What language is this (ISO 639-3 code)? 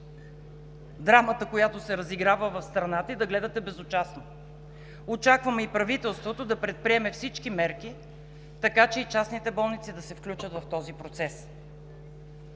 bul